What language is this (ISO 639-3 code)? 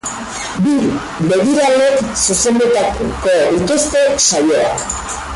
eus